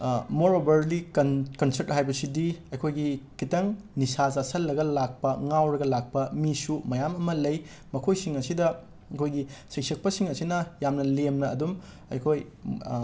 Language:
Manipuri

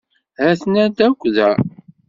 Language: Kabyle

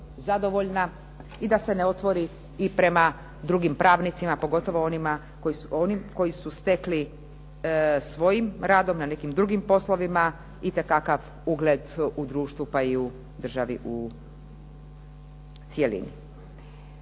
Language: Croatian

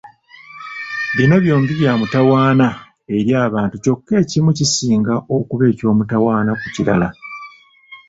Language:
Ganda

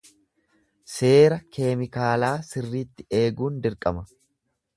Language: Oromo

